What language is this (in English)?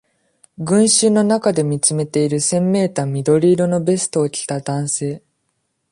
Japanese